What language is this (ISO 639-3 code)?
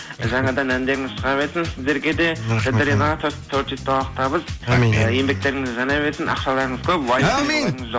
kaz